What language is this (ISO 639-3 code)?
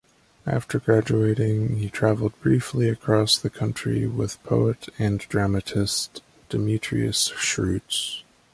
eng